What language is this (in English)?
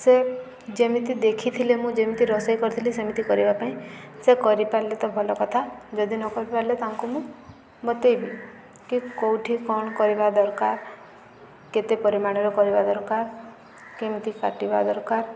Odia